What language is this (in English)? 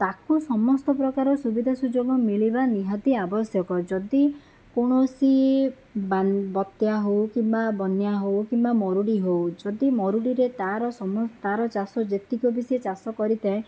Odia